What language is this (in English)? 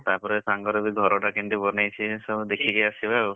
Odia